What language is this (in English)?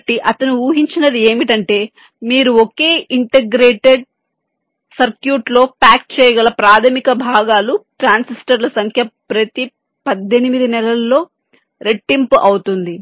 Telugu